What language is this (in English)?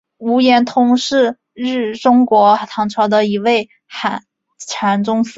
Chinese